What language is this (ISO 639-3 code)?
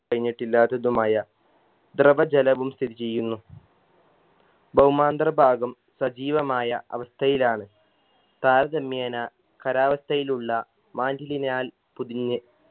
mal